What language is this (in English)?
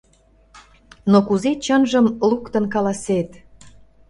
Mari